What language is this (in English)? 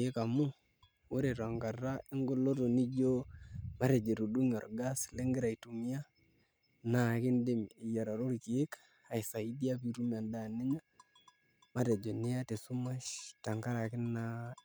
Masai